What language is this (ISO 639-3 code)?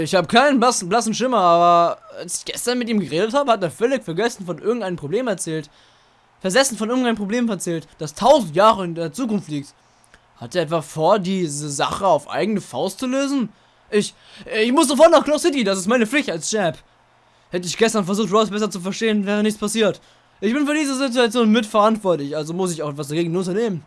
deu